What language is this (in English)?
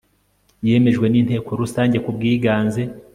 Kinyarwanda